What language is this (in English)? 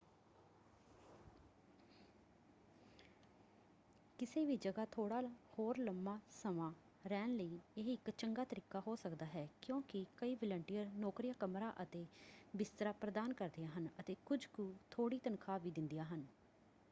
Punjabi